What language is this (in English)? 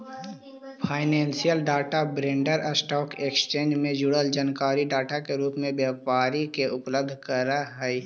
Magahi